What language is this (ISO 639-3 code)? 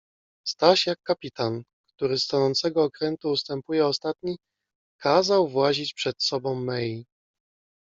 pol